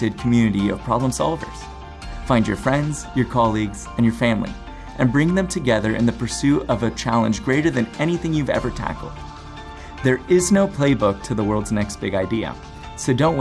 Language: English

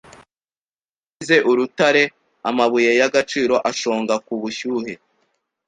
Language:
Kinyarwanda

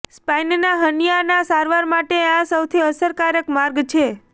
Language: Gujarati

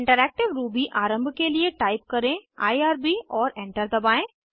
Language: Hindi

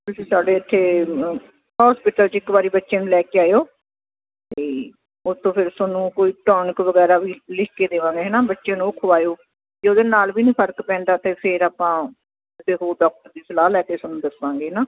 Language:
Punjabi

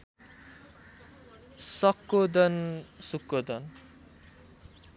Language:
Nepali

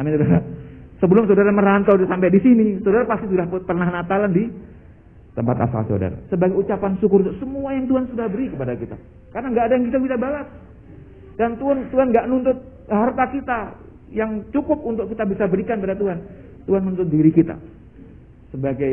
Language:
Indonesian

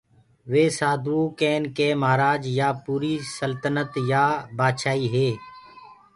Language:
Gurgula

